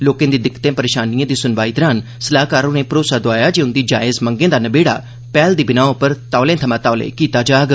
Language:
Dogri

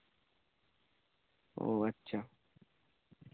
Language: Santali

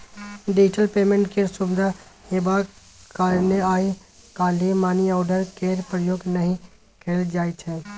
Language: Maithili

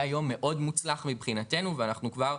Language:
Hebrew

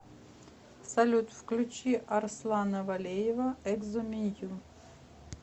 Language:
Russian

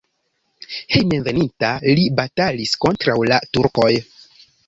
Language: Esperanto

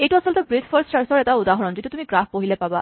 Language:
Assamese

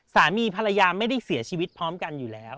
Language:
Thai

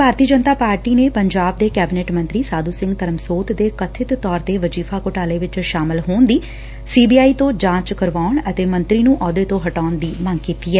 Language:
Punjabi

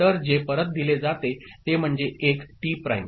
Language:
Marathi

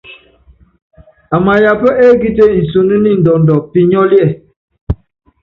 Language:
Yangben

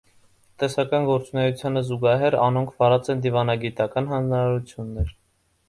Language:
Armenian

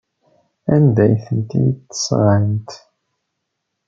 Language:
Kabyle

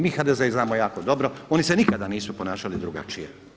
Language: Croatian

